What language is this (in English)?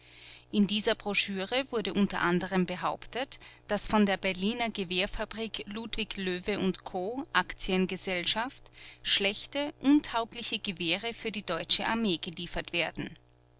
German